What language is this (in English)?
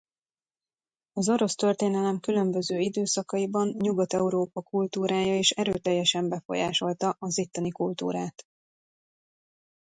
Hungarian